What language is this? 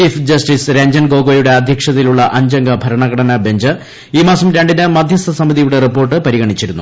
Malayalam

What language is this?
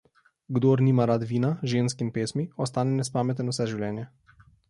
Slovenian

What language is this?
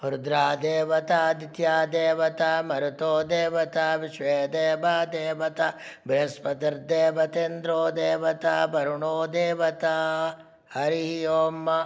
Sanskrit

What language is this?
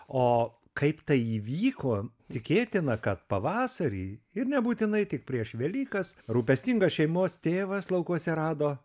Lithuanian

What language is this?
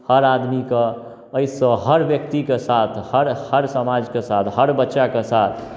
Maithili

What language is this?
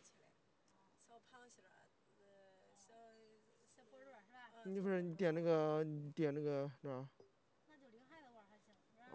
Chinese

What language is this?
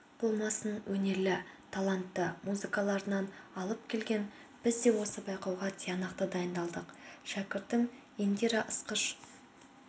Kazakh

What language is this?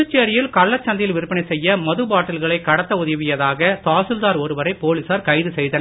Tamil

